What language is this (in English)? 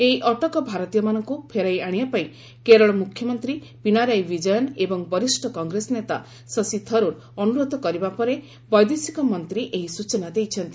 Odia